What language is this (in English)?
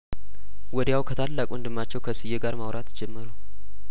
Amharic